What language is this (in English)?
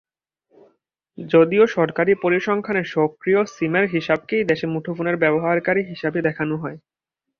Bangla